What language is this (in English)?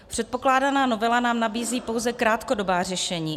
Czech